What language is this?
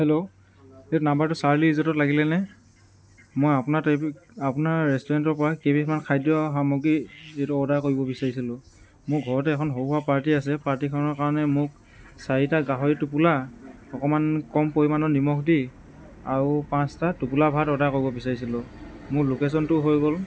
Assamese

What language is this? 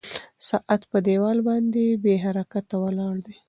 Pashto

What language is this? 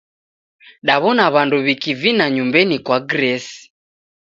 Taita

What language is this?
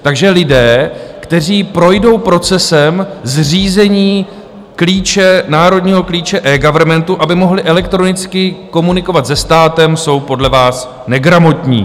Czech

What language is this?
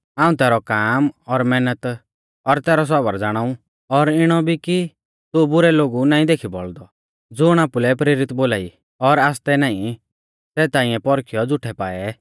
Mahasu Pahari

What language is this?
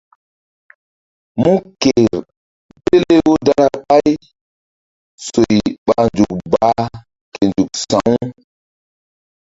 Mbum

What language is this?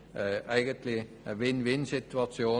Swiss German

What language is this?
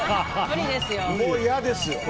Japanese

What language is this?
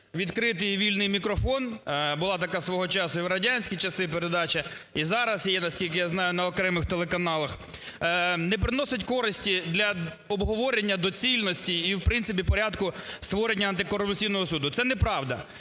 Ukrainian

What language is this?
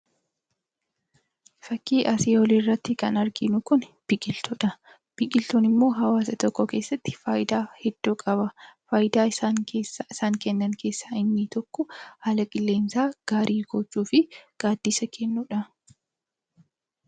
Oromo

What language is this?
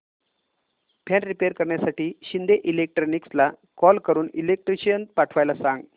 Marathi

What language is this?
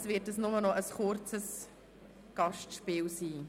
Swiss German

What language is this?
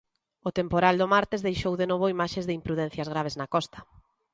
Galician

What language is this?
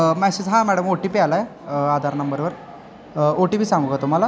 Marathi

